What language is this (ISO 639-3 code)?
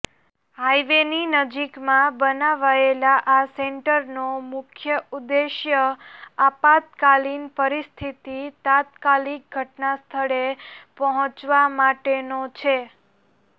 guj